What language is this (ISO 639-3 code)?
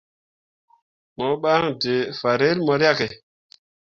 mua